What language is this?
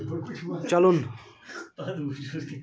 Kashmiri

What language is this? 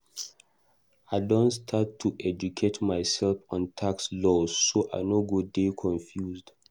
Nigerian Pidgin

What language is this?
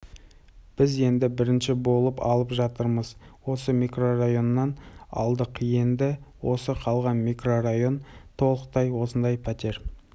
Kazakh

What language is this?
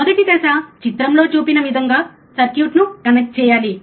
Telugu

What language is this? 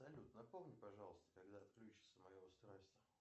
Russian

